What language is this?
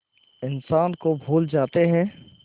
Hindi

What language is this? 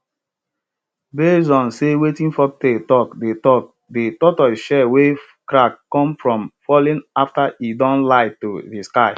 Nigerian Pidgin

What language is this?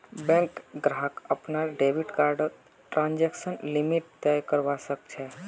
Magahi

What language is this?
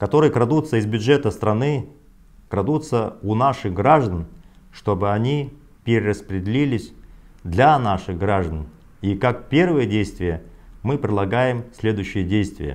Russian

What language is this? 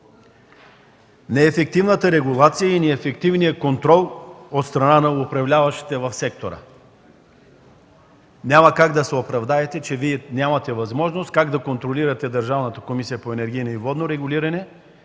Bulgarian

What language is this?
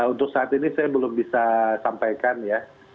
Indonesian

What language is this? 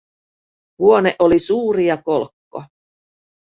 Finnish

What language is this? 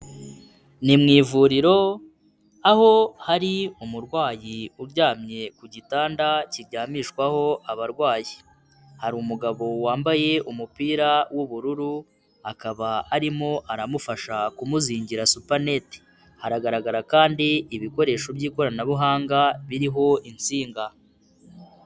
Kinyarwanda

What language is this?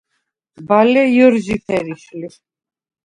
Svan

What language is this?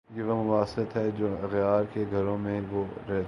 Urdu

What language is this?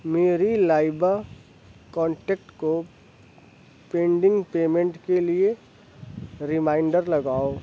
Urdu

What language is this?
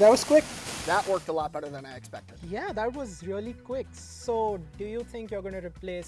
English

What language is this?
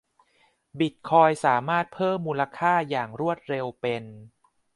Thai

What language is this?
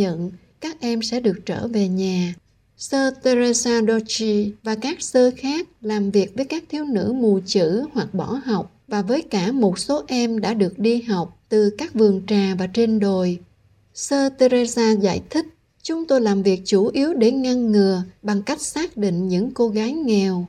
Vietnamese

